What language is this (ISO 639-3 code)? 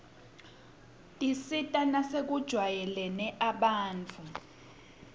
ssw